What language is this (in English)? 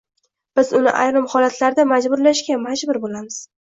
Uzbek